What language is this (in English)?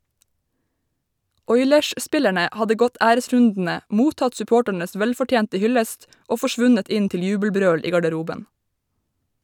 Norwegian